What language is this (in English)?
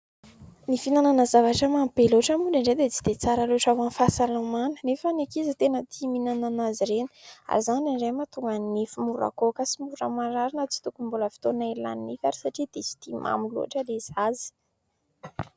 Malagasy